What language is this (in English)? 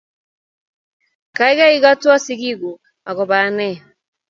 Kalenjin